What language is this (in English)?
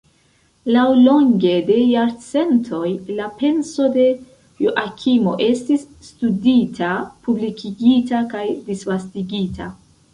Esperanto